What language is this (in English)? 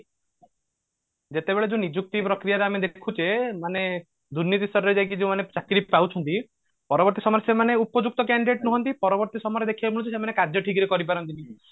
Odia